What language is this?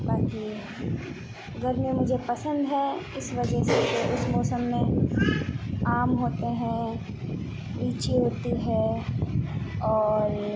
Urdu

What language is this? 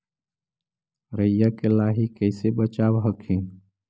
Magahi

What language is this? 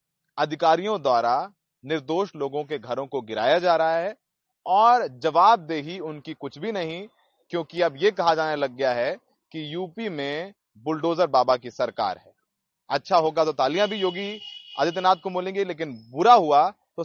Hindi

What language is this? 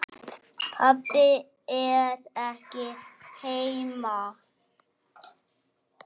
Icelandic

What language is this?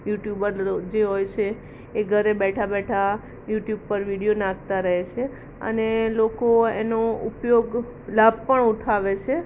Gujarati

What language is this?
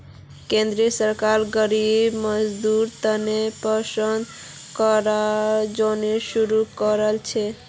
Magahi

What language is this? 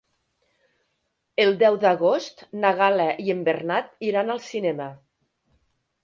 Catalan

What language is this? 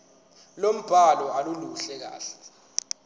Zulu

